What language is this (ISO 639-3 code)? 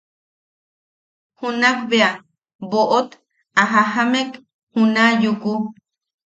yaq